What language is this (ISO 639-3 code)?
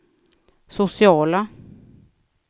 swe